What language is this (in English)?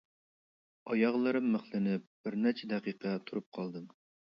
Uyghur